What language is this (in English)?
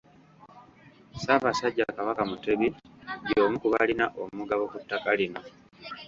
Ganda